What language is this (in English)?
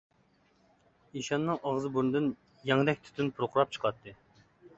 Uyghur